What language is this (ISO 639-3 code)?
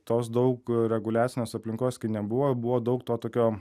lit